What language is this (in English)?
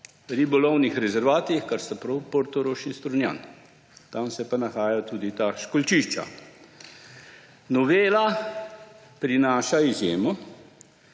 Slovenian